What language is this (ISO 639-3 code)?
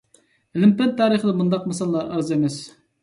uig